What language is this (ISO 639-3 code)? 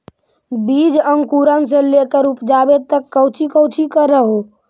mag